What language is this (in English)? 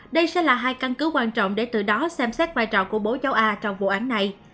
Vietnamese